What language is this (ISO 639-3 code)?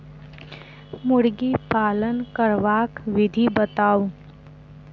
mai